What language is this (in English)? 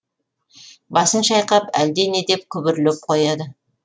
Kazakh